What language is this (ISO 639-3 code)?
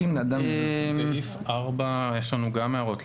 heb